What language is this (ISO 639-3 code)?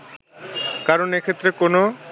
ben